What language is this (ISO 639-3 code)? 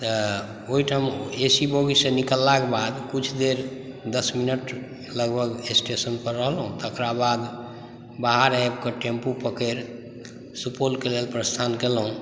mai